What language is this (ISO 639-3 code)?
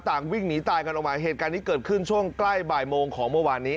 tha